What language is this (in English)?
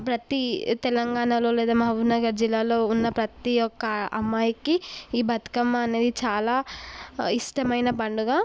Telugu